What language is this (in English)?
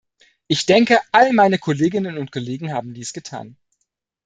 German